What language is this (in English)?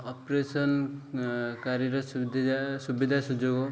Odia